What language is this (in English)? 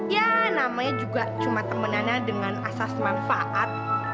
Indonesian